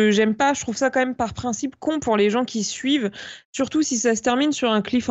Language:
French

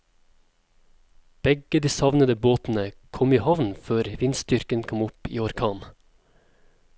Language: Norwegian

